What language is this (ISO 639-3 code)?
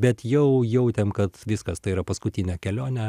lit